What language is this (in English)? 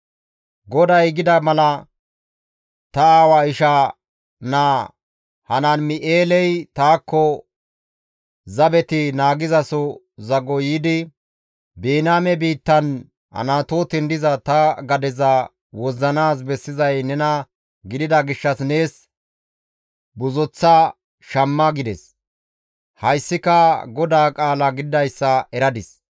Gamo